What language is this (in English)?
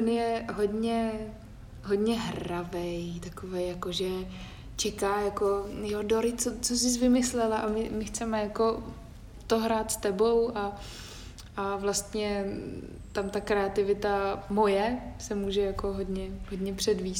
Czech